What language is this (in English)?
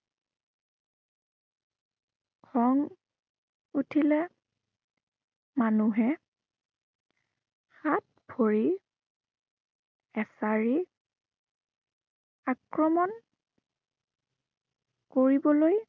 Assamese